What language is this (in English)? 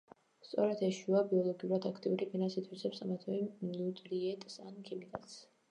Georgian